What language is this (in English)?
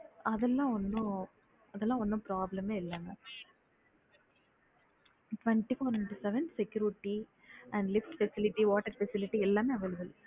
Tamil